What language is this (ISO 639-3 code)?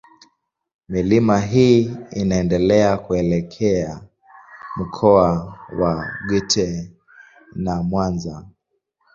swa